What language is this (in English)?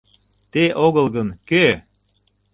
Mari